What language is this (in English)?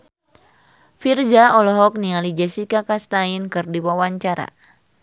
Sundanese